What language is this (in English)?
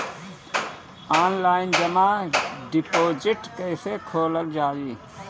Bhojpuri